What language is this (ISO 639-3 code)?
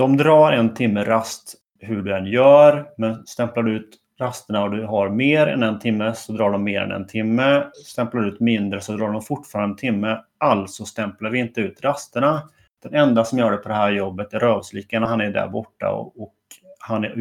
swe